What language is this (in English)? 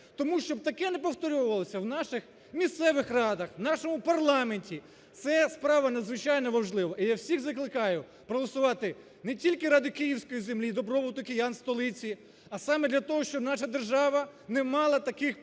Ukrainian